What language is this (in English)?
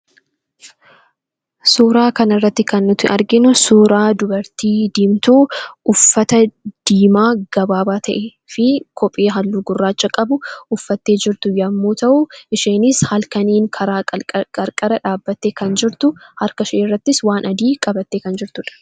Oromo